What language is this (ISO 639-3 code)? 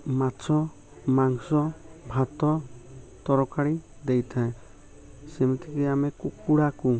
ori